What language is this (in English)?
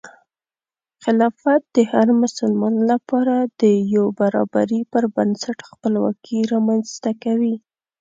Pashto